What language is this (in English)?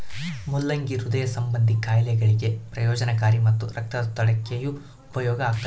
Kannada